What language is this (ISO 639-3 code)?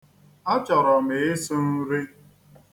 ibo